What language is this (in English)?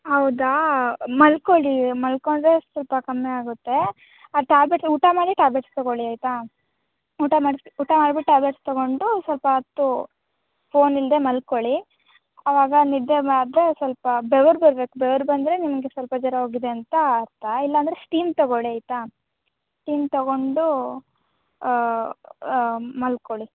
Kannada